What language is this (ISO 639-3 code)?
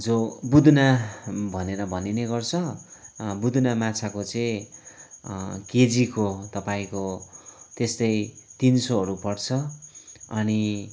nep